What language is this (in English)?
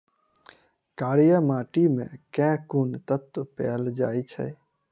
Maithili